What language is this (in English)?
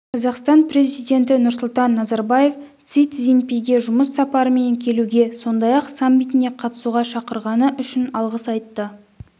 Kazakh